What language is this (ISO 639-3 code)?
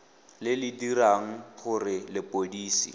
tsn